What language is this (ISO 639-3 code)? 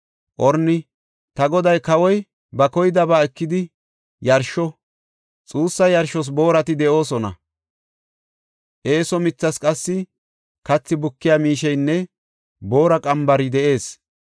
gof